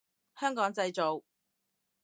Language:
Cantonese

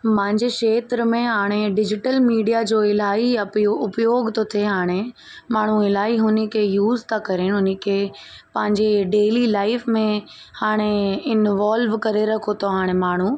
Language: Sindhi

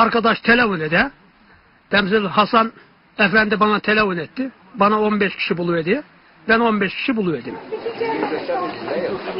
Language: Turkish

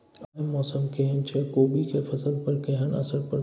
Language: Maithili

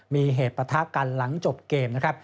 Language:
Thai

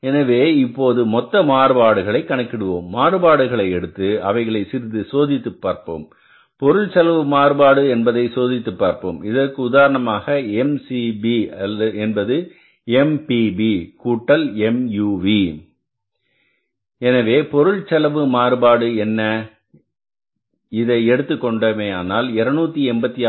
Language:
Tamil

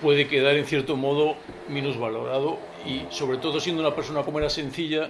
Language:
Spanish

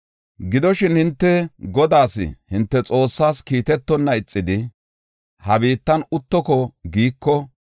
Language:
Gofa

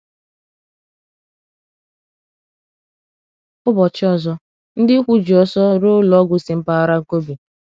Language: Igbo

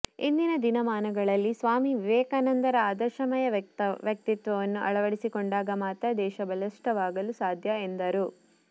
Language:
Kannada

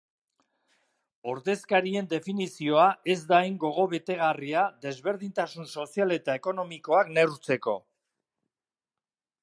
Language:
Basque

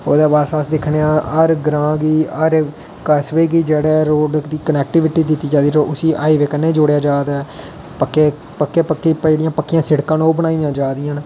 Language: Dogri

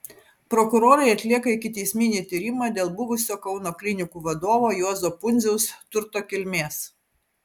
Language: Lithuanian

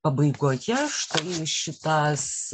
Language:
Lithuanian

